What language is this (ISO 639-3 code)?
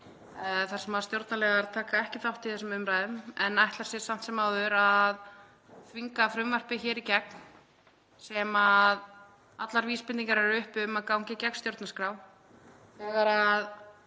isl